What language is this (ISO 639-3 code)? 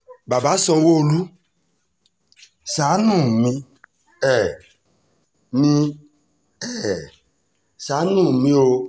yor